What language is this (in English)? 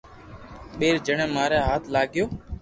Loarki